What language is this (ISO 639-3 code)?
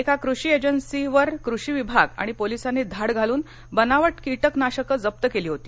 mar